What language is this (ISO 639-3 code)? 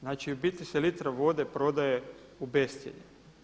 hrv